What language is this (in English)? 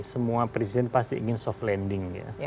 Indonesian